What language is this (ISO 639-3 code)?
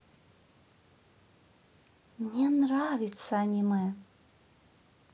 rus